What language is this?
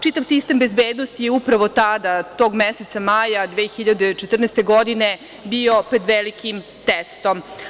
Serbian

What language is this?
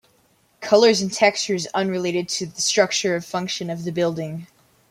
English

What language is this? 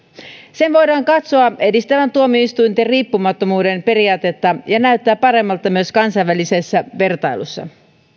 Finnish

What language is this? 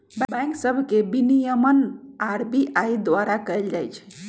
Magahi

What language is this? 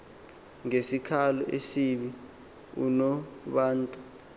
Xhosa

